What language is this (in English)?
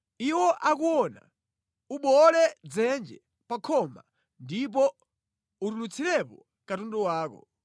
Nyanja